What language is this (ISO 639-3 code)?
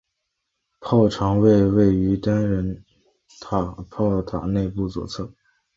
zho